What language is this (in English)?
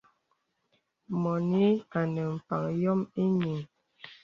Bebele